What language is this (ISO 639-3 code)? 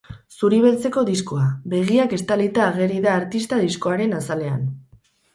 eus